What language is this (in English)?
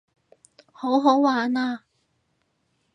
Cantonese